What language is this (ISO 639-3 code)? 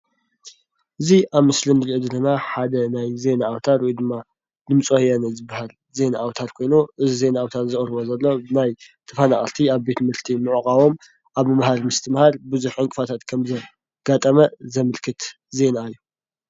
tir